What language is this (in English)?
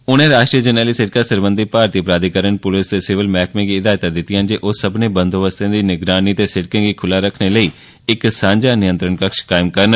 Dogri